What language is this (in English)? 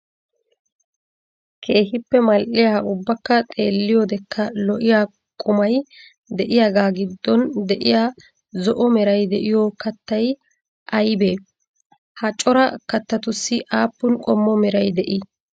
Wolaytta